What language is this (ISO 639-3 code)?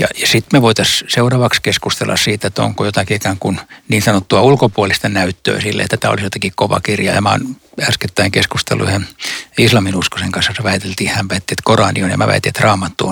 fin